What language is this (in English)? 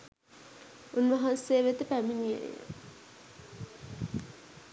Sinhala